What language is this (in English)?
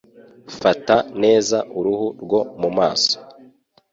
Kinyarwanda